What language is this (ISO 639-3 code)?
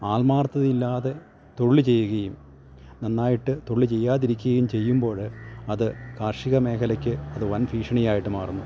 mal